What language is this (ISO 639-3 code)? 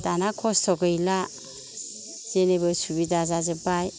brx